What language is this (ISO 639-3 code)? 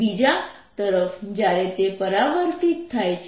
guj